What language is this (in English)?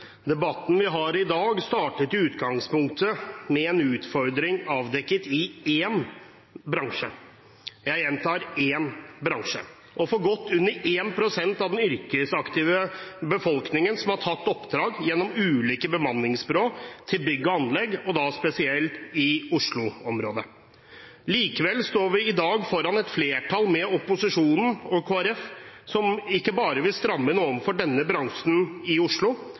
Norwegian Bokmål